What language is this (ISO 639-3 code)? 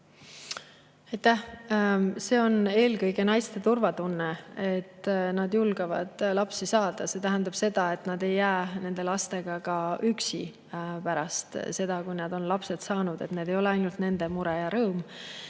est